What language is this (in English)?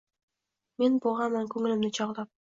Uzbek